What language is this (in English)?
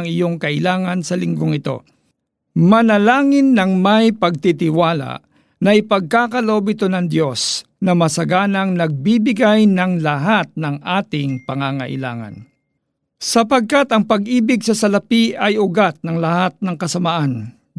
Filipino